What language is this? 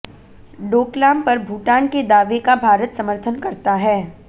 Hindi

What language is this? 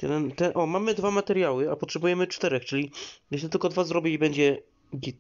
Polish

